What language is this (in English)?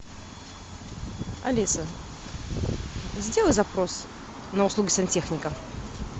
Russian